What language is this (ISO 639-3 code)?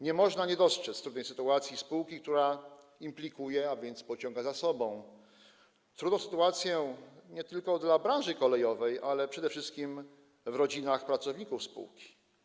pol